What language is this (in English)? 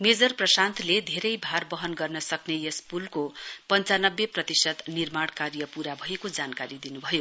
Nepali